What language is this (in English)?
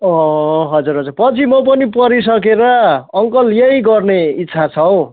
Nepali